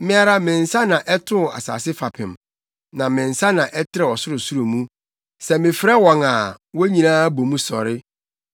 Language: Akan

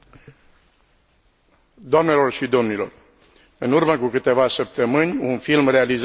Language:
Romanian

